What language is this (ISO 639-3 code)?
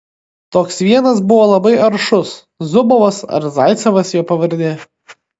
lit